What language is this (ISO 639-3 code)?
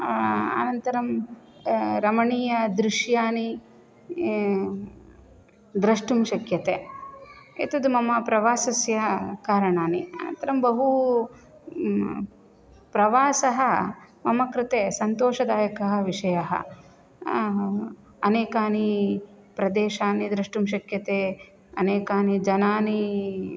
san